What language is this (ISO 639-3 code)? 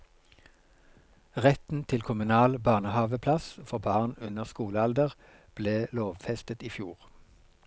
nor